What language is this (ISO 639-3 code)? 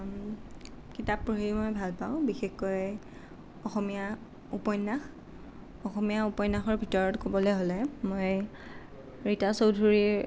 asm